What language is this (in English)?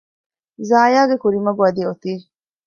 Divehi